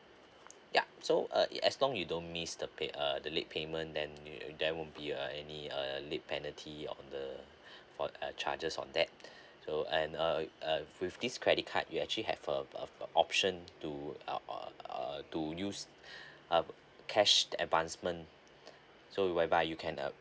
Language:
English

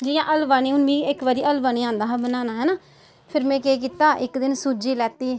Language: Dogri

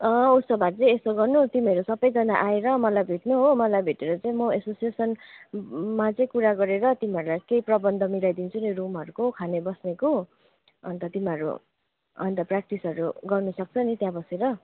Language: Nepali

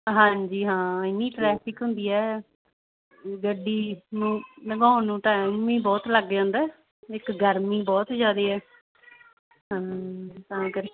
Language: Punjabi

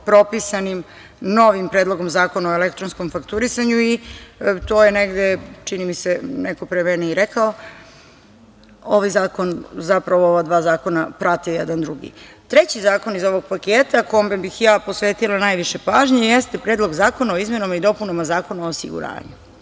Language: Serbian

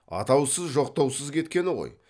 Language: Kazakh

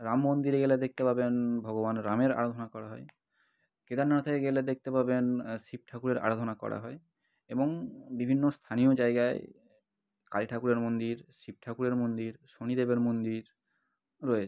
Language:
Bangla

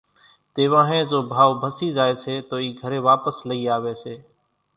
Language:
Kachi Koli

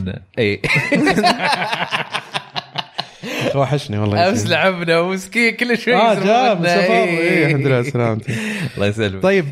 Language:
Arabic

